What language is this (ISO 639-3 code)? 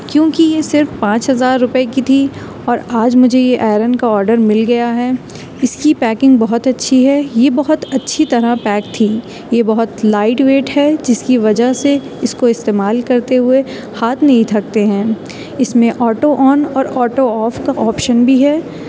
urd